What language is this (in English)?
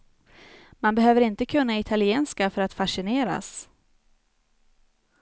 Swedish